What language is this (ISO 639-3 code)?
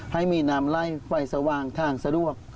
tha